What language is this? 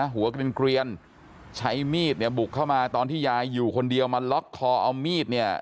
Thai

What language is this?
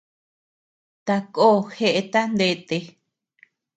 Tepeuxila Cuicatec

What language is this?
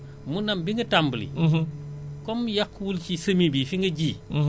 Wolof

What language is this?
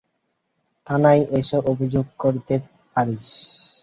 Bangla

